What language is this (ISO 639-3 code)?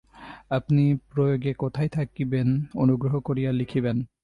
ben